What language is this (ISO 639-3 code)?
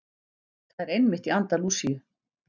isl